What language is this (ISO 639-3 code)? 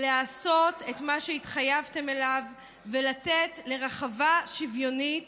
heb